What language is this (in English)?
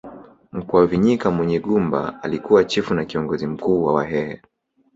Swahili